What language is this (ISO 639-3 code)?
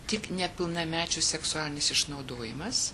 lit